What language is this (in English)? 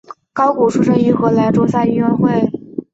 Chinese